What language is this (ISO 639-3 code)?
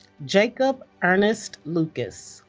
eng